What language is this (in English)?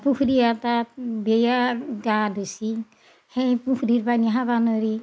Assamese